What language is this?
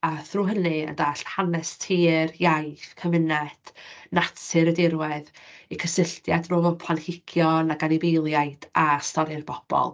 Welsh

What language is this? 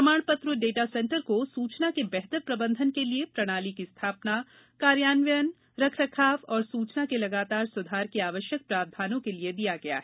Hindi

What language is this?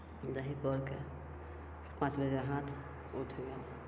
Maithili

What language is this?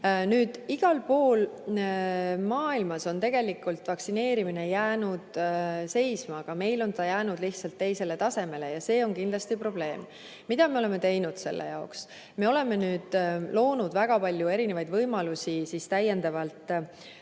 Estonian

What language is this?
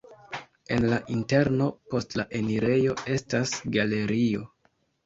Esperanto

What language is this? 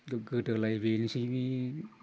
Bodo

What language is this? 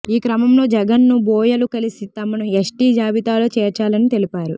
Telugu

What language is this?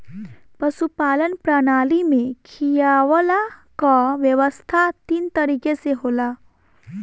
Bhojpuri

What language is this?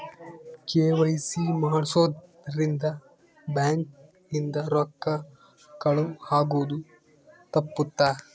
Kannada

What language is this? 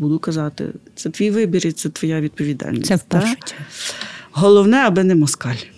Ukrainian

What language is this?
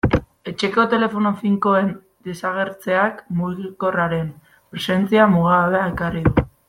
Basque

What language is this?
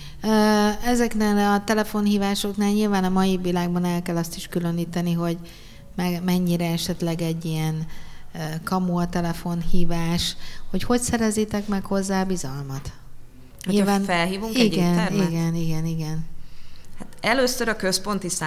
Hungarian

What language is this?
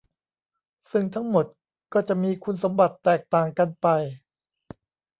Thai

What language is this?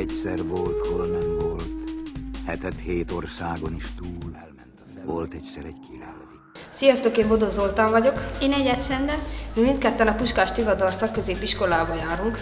Hungarian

